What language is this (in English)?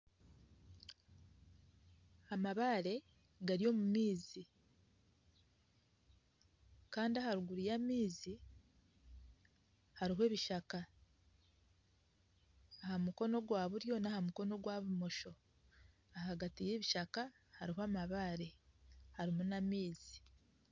Nyankole